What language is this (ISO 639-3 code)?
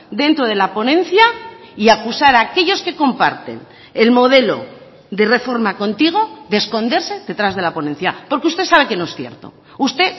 spa